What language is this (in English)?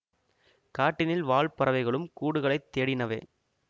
Tamil